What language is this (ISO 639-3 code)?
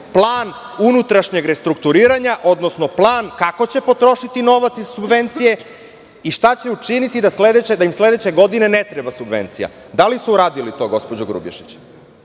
srp